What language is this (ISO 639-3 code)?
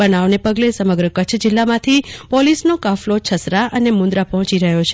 guj